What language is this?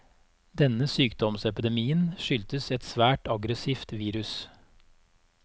Norwegian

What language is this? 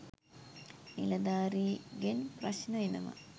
Sinhala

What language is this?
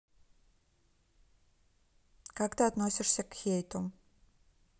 Russian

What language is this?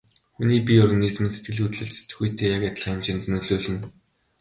Mongolian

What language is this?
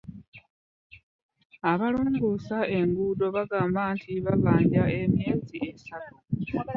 Ganda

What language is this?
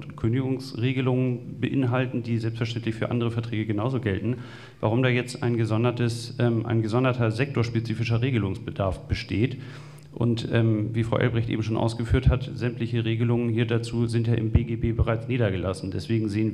German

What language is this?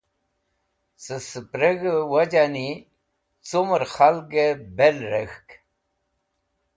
Wakhi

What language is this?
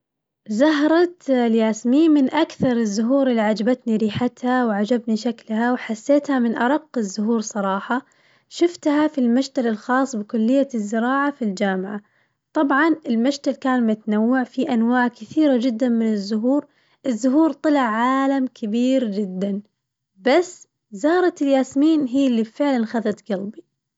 Najdi Arabic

